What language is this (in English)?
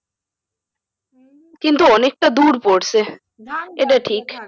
Bangla